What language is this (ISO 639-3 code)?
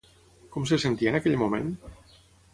cat